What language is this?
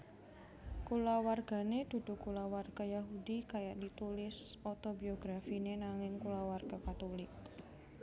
Javanese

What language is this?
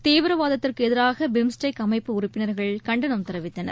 Tamil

